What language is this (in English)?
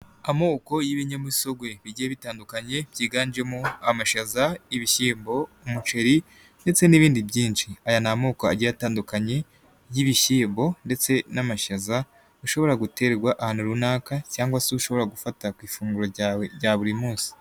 Kinyarwanda